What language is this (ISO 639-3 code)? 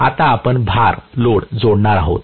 mar